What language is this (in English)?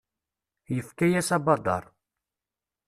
Kabyle